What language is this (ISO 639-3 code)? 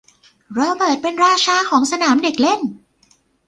tha